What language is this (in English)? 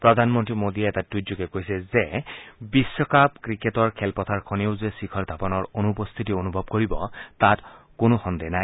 Assamese